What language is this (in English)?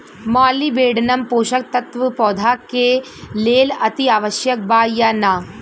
Bhojpuri